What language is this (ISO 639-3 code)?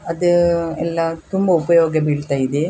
kan